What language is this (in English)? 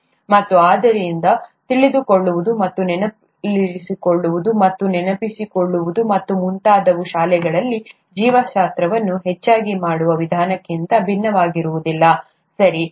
Kannada